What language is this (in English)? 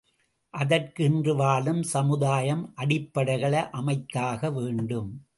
Tamil